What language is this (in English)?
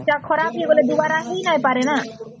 Odia